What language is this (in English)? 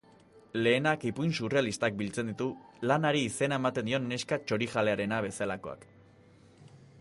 Basque